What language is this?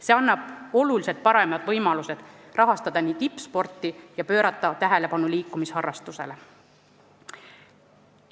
Estonian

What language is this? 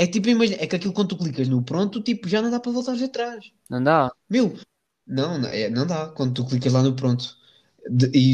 Portuguese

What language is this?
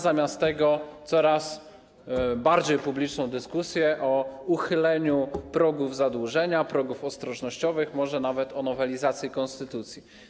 Polish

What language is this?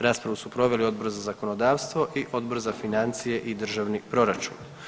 Croatian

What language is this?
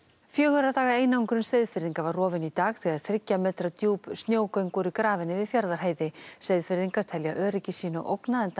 Icelandic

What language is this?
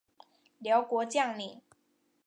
Chinese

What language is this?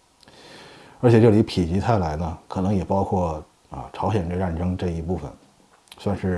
Chinese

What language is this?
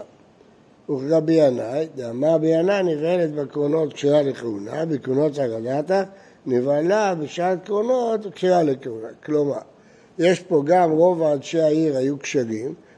Hebrew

